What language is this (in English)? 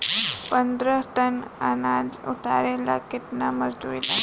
Bhojpuri